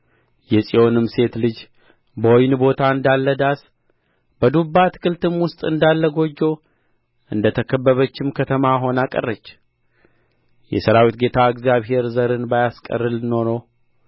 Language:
Amharic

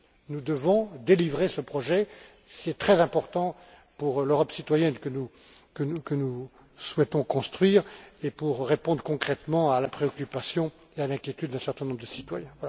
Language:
French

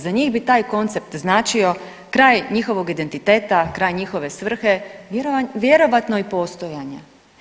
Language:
Croatian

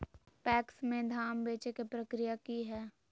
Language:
Magahi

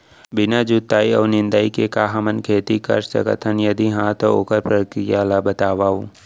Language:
Chhattisgarhi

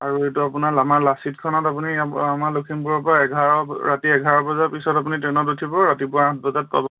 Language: Assamese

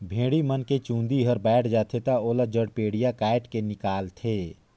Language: Chhattisgarhi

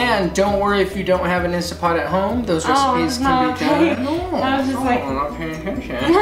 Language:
English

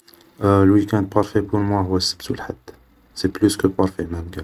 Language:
Algerian Arabic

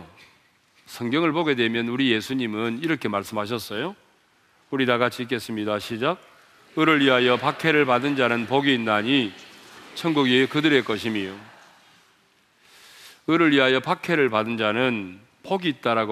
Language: Korean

